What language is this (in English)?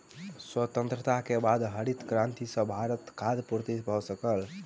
Maithili